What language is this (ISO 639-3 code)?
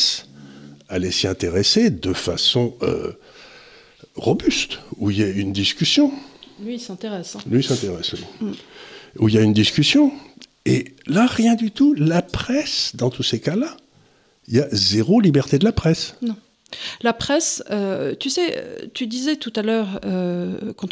fra